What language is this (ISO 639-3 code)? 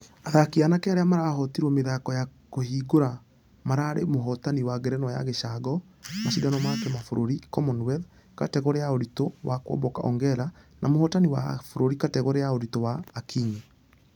kik